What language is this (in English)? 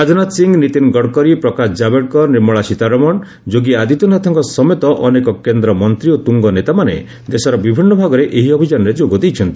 Odia